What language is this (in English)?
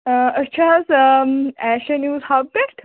Kashmiri